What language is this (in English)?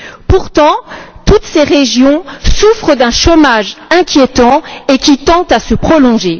French